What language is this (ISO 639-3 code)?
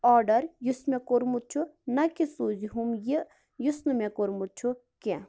kas